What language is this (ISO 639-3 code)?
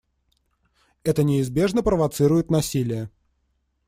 rus